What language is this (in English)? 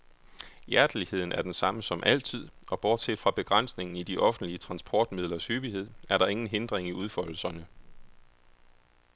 Danish